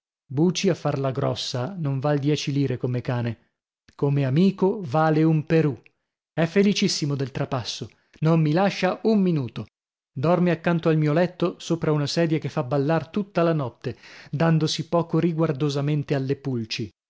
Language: Italian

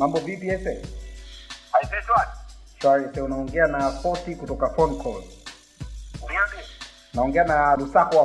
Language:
Swahili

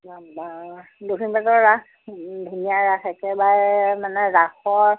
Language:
Assamese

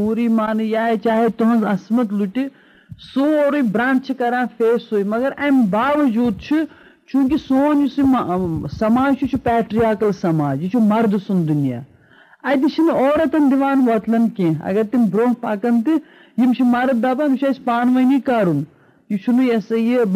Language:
Urdu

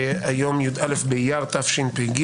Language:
Hebrew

